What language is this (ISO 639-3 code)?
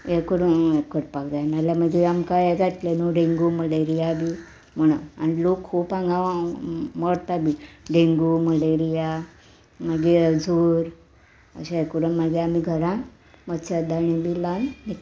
kok